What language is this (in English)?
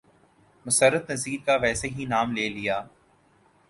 Urdu